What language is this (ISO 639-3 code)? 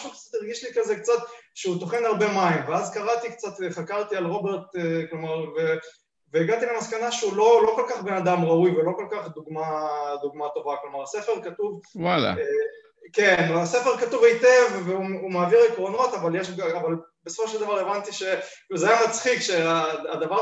heb